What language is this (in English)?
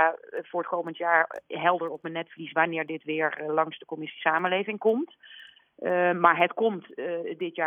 Dutch